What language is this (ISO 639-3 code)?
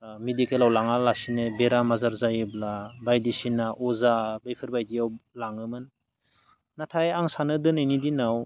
brx